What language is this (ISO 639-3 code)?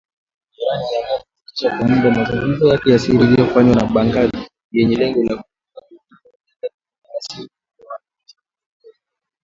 swa